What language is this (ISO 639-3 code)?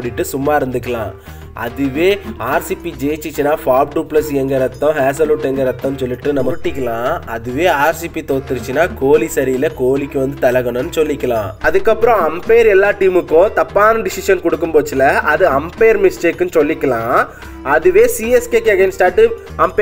tur